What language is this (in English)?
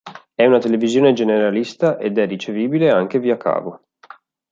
Italian